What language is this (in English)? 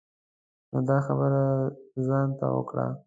Pashto